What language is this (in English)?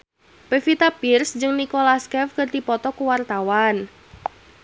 Sundanese